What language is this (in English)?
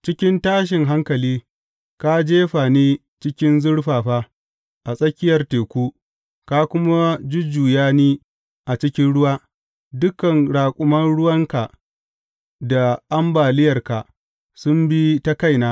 Hausa